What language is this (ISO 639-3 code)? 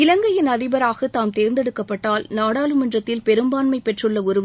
tam